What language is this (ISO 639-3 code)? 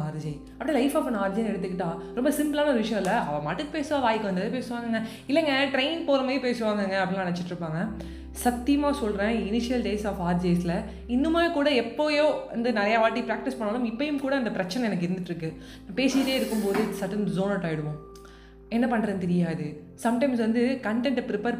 tam